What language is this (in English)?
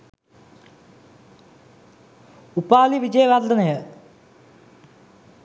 Sinhala